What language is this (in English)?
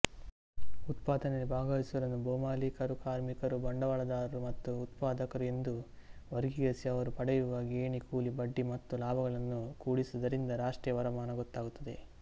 Kannada